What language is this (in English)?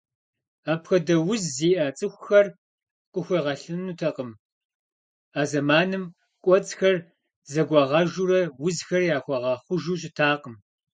Kabardian